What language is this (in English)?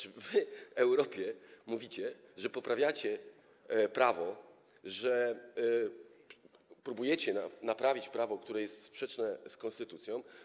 Polish